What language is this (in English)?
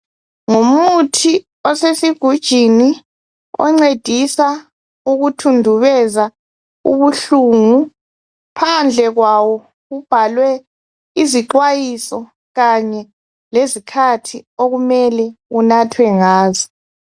North Ndebele